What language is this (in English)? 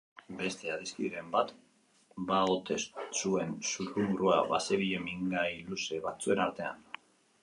Basque